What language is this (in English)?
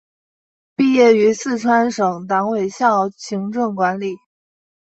Chinese